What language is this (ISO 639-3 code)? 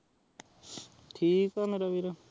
pan